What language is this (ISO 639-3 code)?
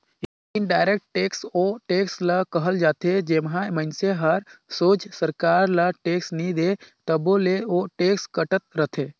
hne